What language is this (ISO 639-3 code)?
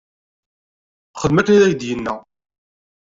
kab